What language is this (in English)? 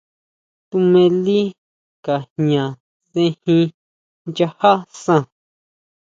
Huautla Mazatec